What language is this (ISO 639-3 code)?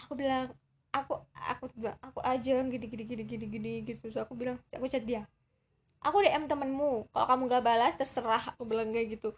ind